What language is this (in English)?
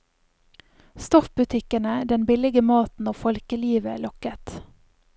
Norwegian